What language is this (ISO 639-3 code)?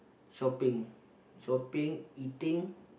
eng